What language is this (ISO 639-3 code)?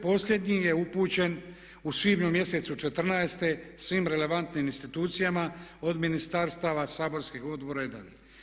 hrv